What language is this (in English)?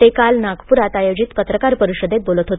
Marathi